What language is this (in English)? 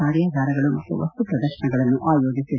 Kannada